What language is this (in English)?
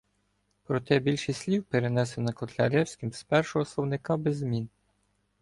Ukrainian